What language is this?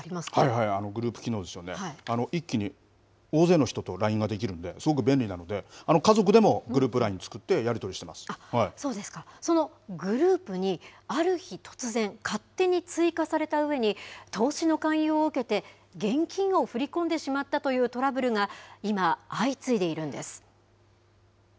Japanese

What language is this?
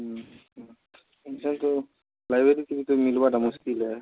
Odia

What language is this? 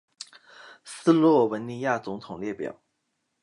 Chinese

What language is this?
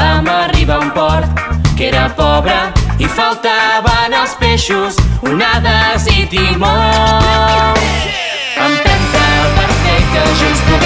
Romanian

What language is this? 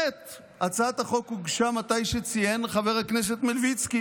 Hebrew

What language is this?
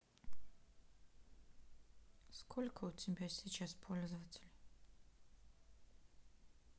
Russian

